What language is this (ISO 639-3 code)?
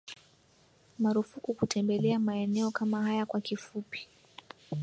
swa